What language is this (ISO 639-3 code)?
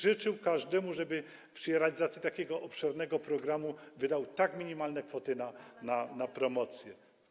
pol